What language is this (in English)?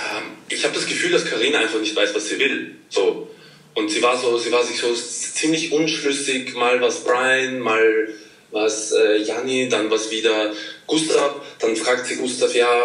German